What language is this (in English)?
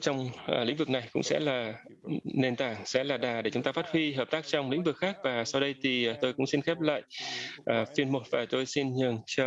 Vietnamese